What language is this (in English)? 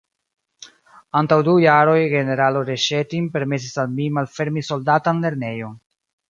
Esperanto